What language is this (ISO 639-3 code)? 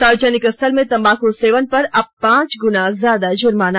hin